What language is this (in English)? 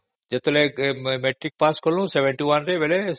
Odia